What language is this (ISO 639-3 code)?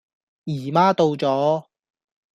yue